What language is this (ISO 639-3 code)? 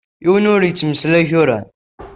kab